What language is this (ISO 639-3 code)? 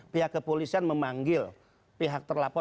ind